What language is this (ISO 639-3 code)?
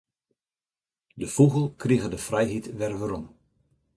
fry